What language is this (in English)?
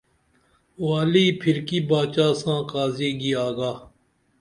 Dameli